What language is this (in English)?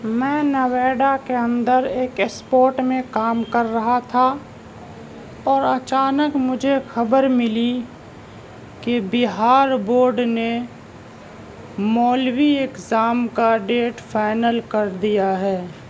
Urdu